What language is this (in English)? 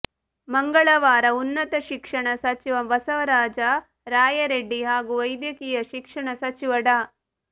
Kannada